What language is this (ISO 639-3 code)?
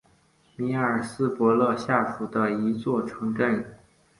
zho